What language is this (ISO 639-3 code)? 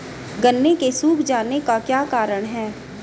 hin